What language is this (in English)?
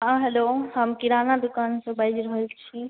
Maithili